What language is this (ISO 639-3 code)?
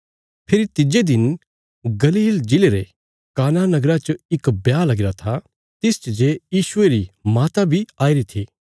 kfs